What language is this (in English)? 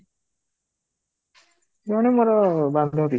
Odia